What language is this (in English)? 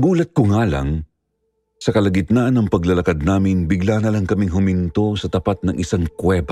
Filipino